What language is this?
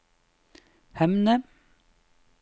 Norwegian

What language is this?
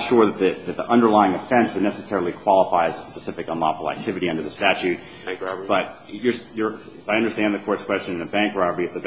English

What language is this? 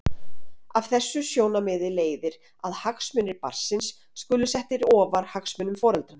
Icelandic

